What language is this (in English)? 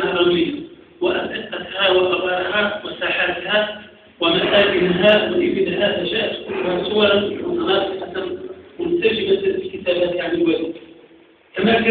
Arabic